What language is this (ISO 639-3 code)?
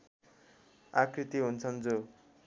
nep